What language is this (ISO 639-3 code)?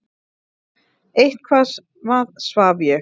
isl